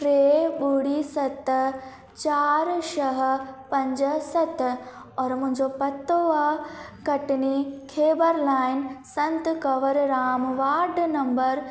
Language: Sindhi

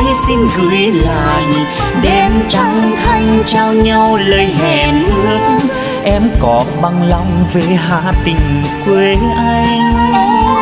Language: Vietnamese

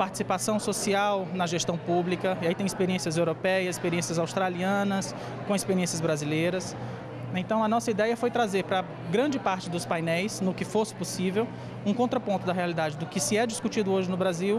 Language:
Portuguese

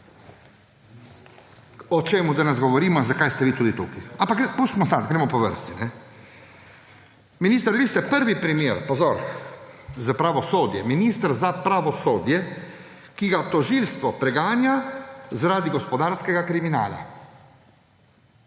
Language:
Slovenian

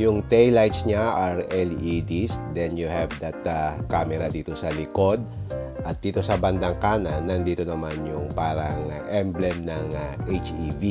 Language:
Filipino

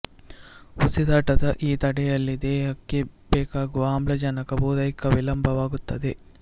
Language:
Kannada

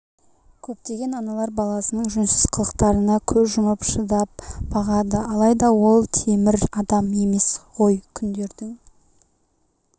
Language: Kazakh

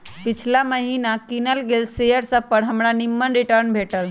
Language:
Magahi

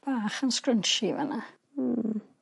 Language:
Welsh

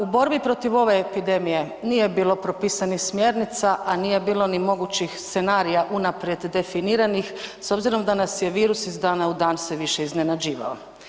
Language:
Croatian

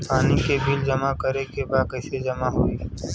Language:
Bhojpuri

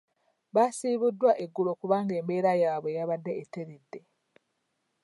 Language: Ganda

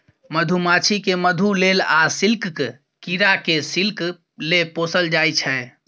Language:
Maithili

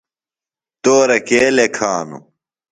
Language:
Phalura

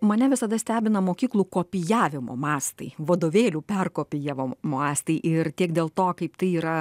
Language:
Lithuanian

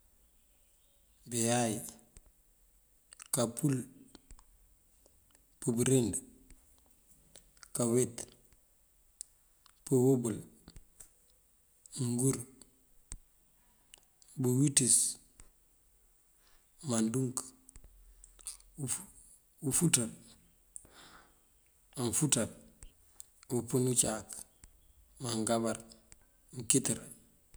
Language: Mandjak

